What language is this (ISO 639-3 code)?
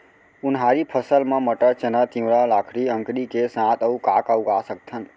hne